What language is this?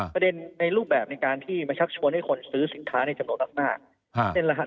Thai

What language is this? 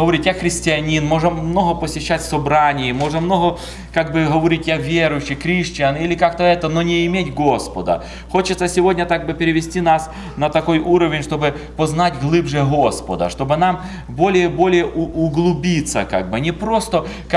Russian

